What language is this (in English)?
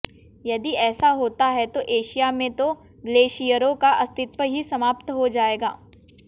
Hindi